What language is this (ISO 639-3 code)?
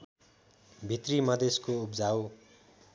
nep